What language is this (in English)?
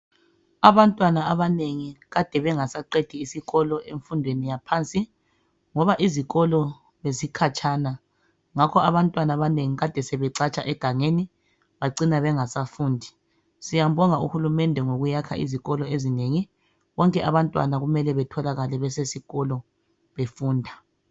North Ndebele